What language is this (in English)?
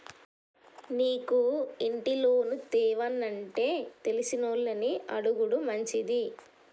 Telugu